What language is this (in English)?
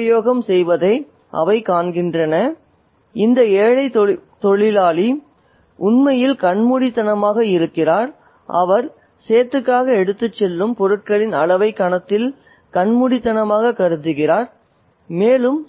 Tamil